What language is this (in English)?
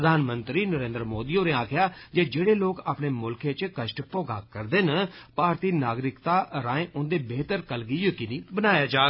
Dogri